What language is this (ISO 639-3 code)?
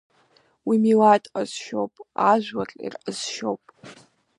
abk